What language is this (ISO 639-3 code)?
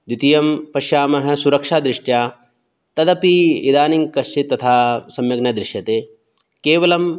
san